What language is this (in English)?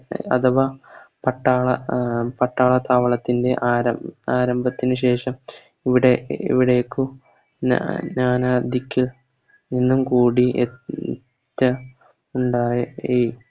Malayalam